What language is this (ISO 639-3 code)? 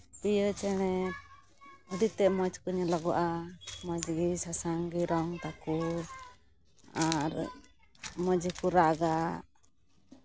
sat